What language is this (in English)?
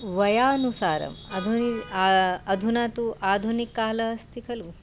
Sanskrit